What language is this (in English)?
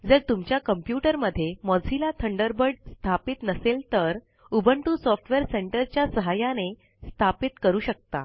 Marathi